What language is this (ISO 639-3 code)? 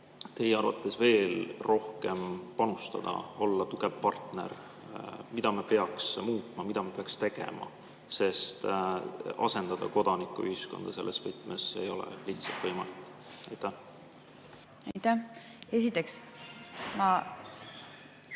est